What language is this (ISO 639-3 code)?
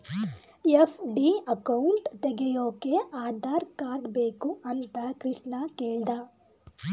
kan